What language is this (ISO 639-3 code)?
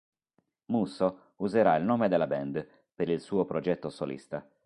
ita